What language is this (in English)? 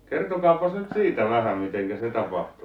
Finnish